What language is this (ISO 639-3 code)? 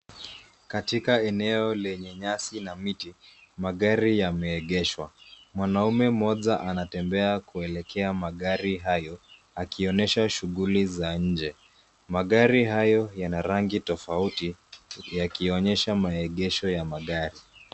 swa